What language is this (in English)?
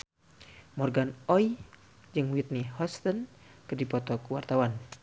Sundanese